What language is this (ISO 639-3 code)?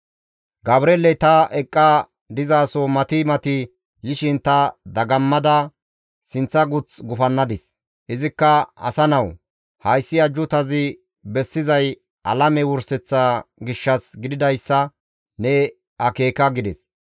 gmv